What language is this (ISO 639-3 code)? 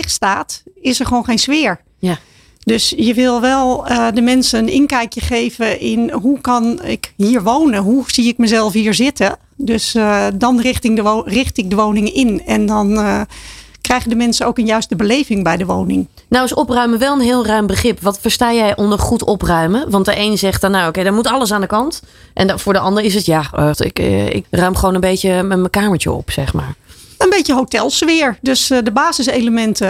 nld